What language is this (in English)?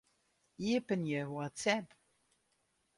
Western Frisian